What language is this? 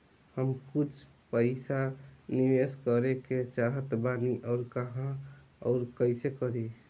Bhojpuri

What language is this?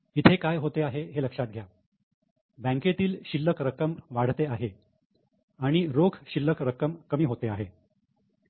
Marathi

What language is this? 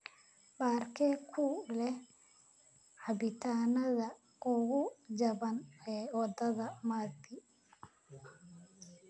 Somali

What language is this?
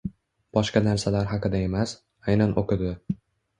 Uzbek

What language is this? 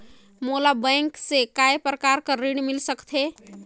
Chhattisgarhi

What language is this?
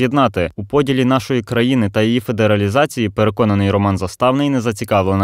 Ukrainian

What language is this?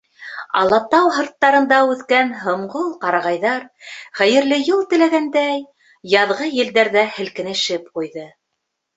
Bashkir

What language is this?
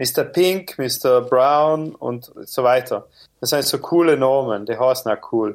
German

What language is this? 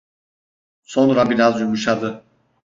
Turkish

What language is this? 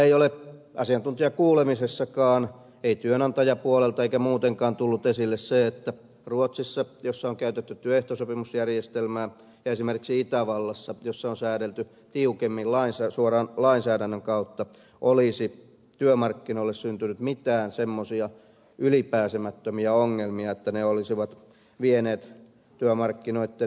Finnish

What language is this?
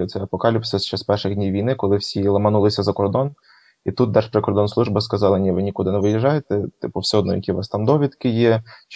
Ukrainian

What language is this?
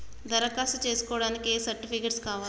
Telugu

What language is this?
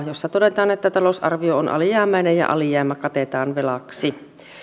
Finnish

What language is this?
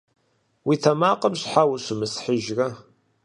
Kabardian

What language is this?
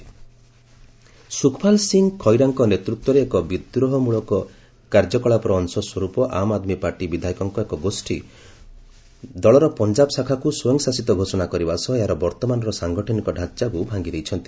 Odia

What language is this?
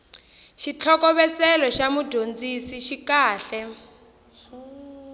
Tsonga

